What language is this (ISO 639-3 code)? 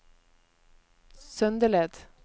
nor